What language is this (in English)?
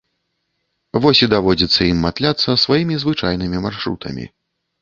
Belarusian